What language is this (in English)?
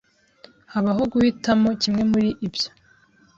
Kinyarwanda